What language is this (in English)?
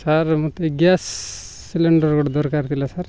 Odia